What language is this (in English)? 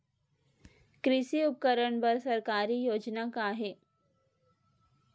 Chhattisgarhi